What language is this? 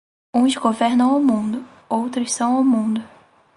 Portuguese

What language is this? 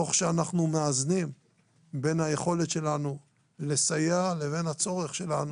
Hebrew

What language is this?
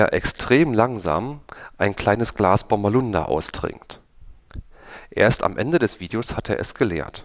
German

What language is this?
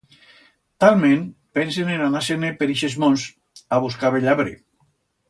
Aragonese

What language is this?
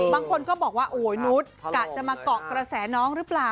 Thai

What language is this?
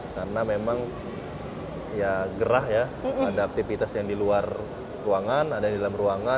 Indonesian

